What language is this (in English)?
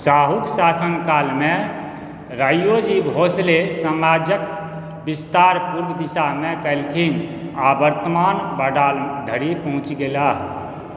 Maithili